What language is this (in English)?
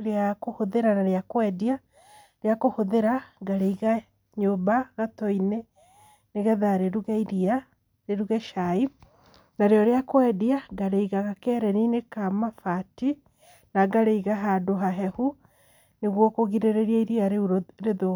Kikuyu